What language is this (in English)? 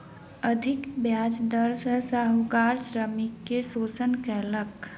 Maithili